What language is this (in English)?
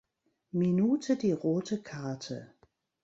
German